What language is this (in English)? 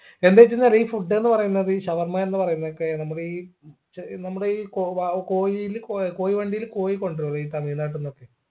Malayalam